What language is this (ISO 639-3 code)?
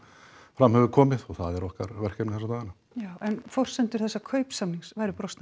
isl